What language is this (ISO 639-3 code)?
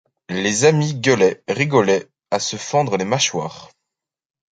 fra